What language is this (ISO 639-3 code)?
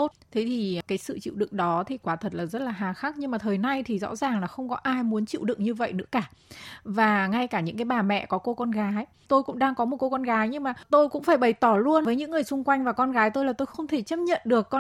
vie